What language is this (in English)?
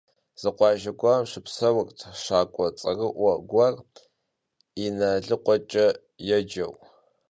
Kabardian